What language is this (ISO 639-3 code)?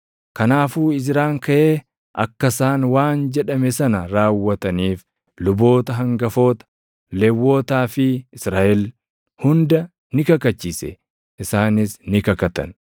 orm